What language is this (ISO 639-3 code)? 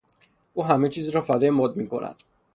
fas